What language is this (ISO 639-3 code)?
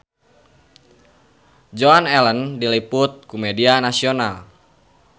sun